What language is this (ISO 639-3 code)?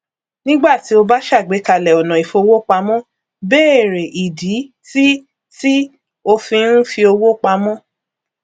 yor